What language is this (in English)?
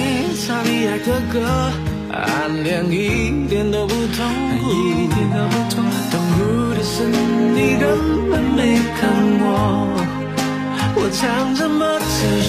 Chinese